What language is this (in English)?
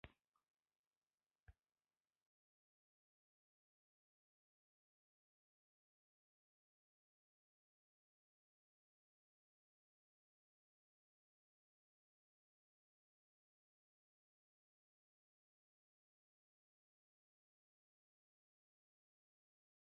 Spanish